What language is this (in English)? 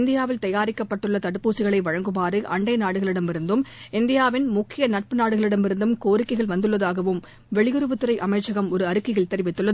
Tamil